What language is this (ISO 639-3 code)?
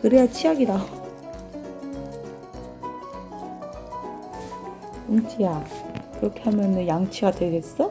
kor